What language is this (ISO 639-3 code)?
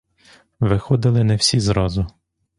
ukr